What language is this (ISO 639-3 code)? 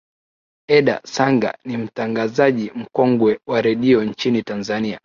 swa